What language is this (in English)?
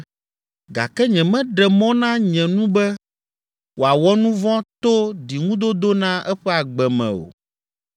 Ewe